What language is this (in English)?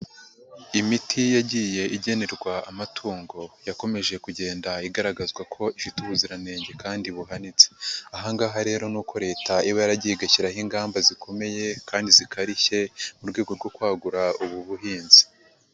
Kinyarwanda